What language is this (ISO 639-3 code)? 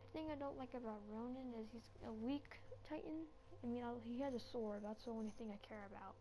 eng